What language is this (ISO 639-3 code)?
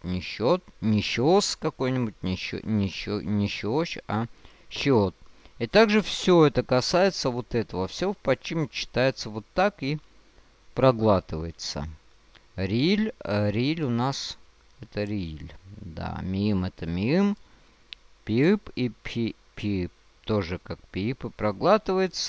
rus